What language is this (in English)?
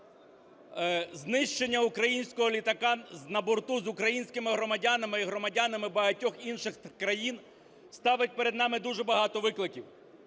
Ukrainian